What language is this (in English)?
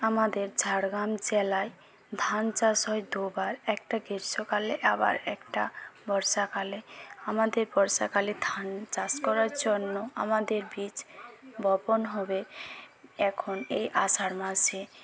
Bangla